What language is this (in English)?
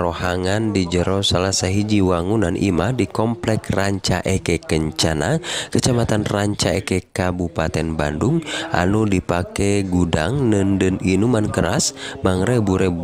Indonesian